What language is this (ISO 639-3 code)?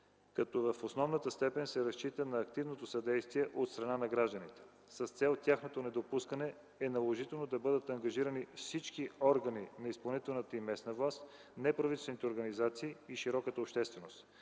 bul